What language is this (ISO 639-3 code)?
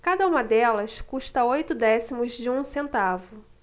por